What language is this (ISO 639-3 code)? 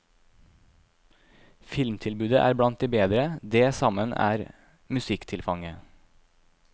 nor